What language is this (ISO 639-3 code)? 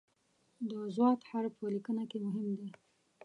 pus